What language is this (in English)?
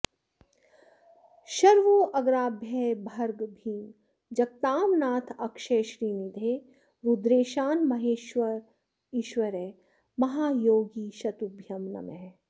Sanskrit